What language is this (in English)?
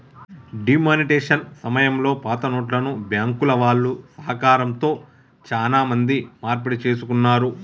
Telugu